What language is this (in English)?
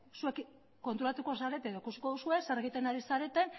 Basque